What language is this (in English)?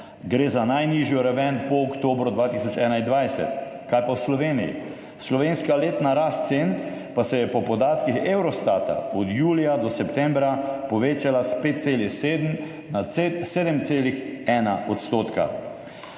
Slovenian